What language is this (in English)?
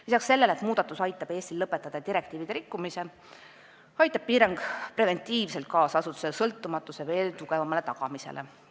Estonian